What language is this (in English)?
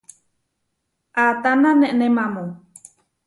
Huarijio